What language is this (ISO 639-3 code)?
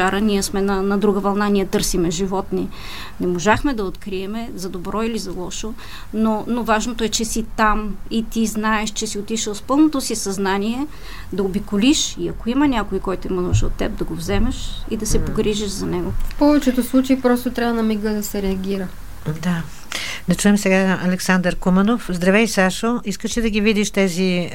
bul